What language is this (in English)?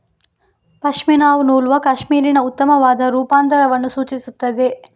Kannada